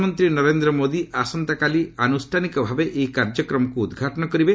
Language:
Odia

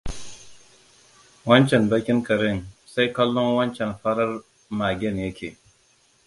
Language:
Hausa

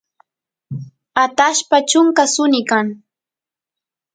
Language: Santiago del Estero Quichua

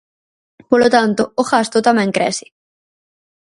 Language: Galician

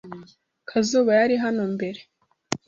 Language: Kinyarwanda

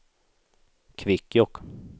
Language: Swedish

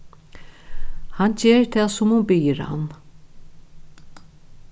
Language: Faroese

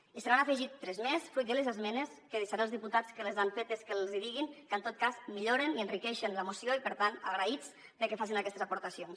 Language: Catalan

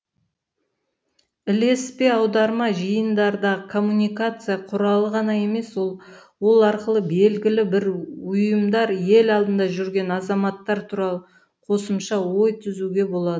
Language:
Kazakh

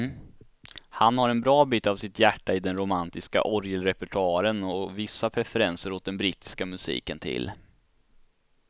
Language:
Swedish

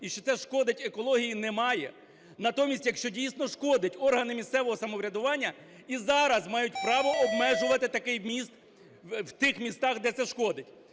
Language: Ukrainian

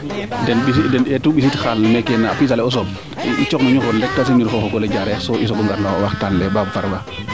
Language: Serer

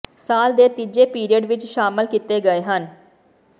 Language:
Punjabi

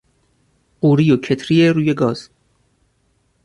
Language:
Persian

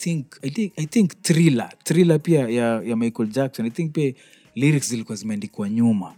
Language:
Swahili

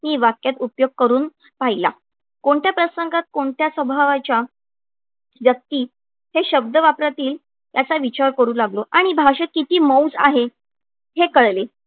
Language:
Marathi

